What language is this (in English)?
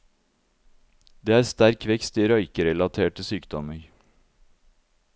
Norwegian